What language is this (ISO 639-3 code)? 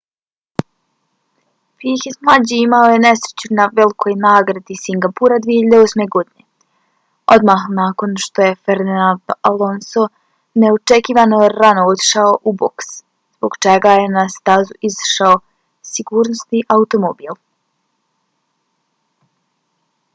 bos